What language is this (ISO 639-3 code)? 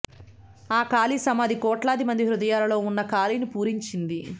tel